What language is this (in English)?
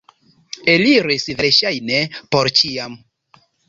Esperanto